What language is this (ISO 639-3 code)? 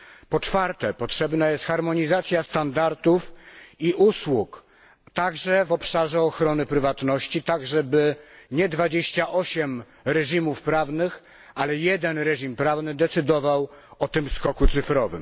pol